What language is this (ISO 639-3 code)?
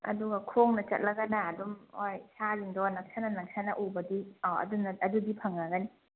mni